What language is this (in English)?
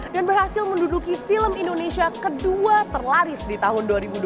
Indonesian